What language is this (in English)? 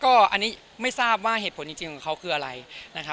Thai